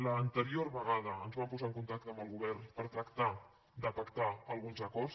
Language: Catalan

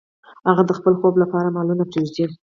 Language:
Pashto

